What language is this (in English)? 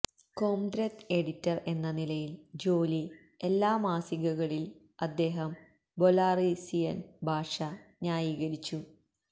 Malayalam